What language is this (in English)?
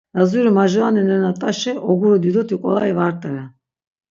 Laz